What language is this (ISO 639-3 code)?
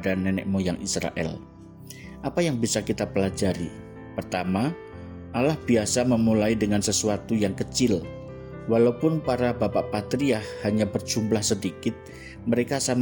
ind